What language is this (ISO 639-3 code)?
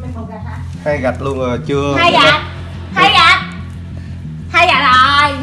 vie